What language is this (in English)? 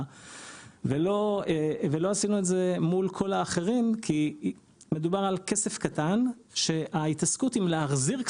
Hebrew